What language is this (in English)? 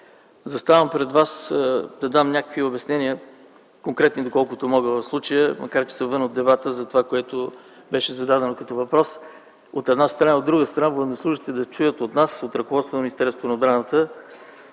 Bulgarian